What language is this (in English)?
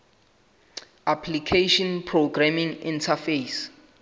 Southern Sotho